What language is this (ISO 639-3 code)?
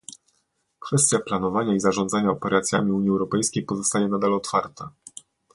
pol